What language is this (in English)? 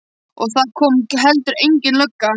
Icelandic